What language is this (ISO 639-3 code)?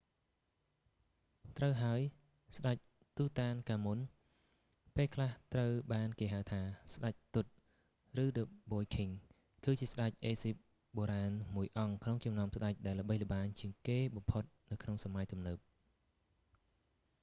khm